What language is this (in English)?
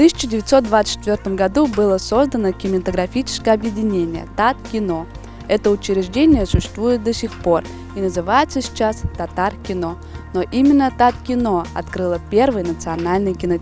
Russian